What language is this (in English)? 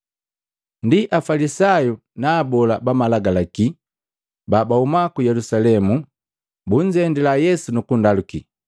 Matengo